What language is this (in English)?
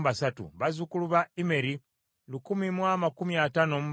Ganda